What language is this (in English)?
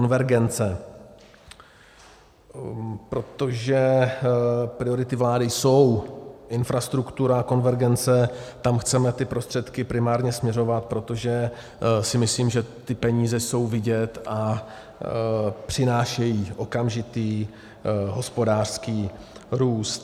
Czech